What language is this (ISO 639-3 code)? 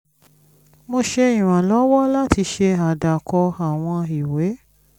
yor